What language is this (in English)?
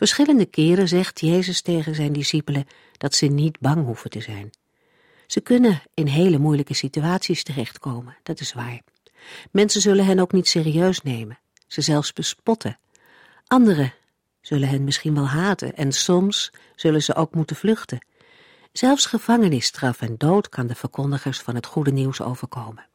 Dutch